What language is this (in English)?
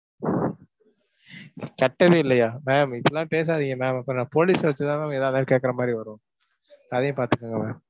Tamil